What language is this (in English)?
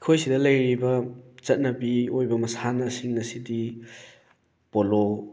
Manipuri